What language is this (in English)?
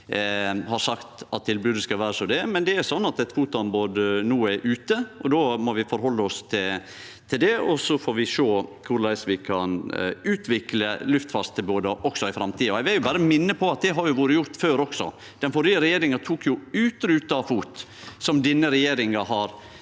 Norwegian